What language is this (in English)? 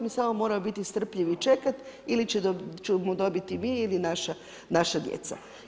Croatian